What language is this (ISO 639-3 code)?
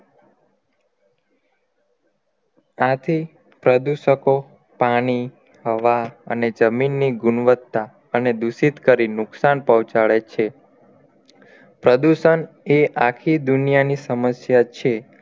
guj